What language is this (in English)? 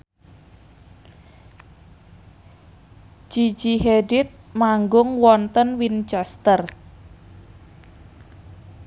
Javanese